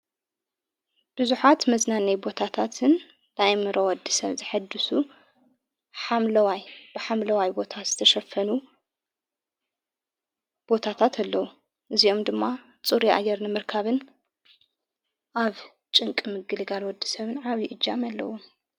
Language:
Tigrinya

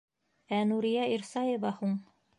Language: Bashkir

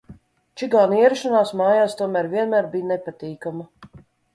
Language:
Latvian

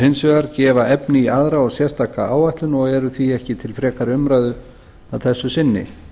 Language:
Icelandic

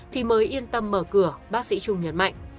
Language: Vietnamese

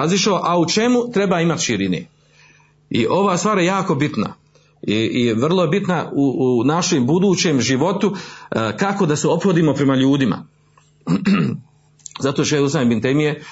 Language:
Croatian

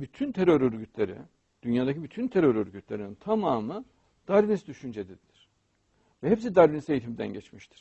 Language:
Turkish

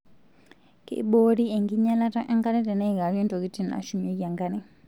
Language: Masai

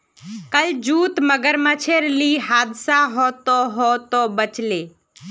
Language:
Magahi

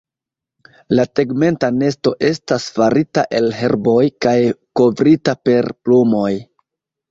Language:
Esperanto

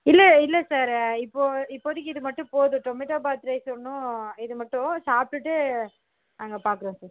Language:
Tamil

